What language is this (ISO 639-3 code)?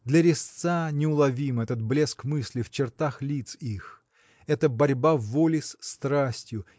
rus